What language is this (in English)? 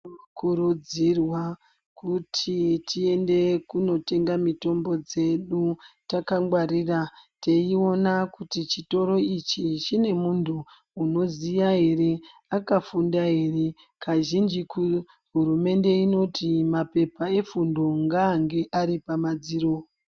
Ndau